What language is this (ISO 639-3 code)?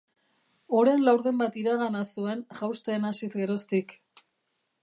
eus